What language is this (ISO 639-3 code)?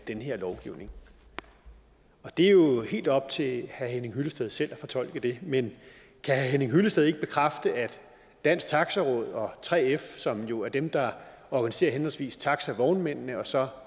dan